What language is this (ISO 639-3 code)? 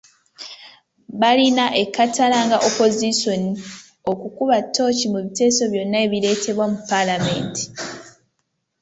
lug